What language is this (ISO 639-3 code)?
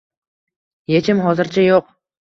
uzb